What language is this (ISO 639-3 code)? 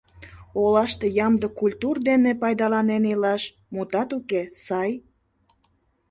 chm